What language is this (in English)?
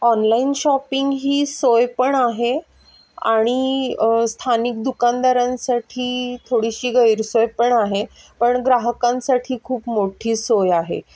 Marathi